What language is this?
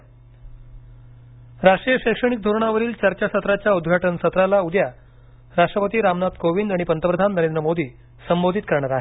Marathi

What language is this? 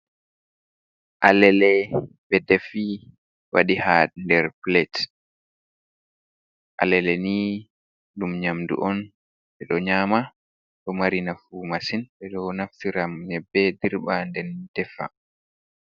Fula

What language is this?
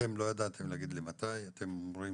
Hebrew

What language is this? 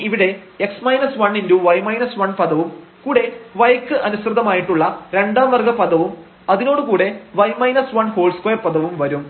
Malayalam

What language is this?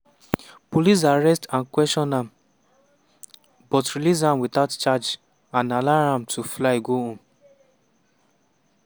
Nigerian Pidgin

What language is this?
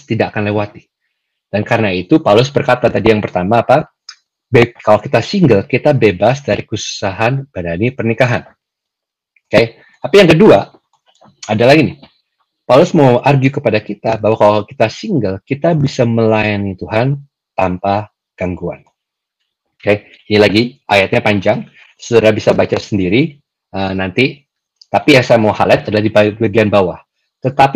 Indonesian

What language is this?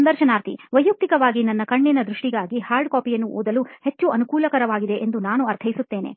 Kannada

